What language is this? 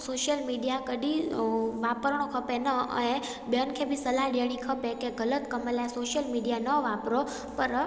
Sindhi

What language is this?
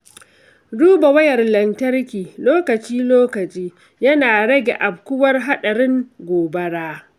Hausa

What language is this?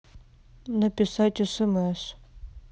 Russian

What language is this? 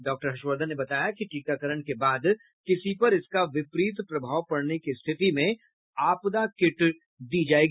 Hindi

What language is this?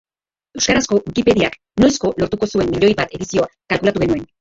Basque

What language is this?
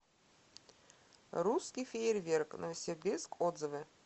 Russian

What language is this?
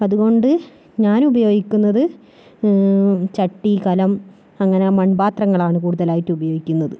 Malayalam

